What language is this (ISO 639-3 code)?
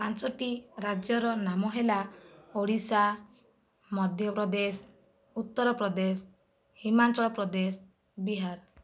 ori